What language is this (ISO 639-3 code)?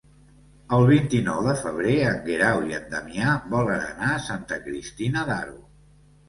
cat